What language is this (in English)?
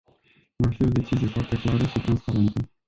Romanian